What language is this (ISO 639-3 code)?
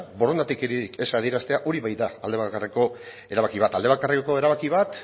eus